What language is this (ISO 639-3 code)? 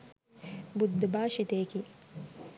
sin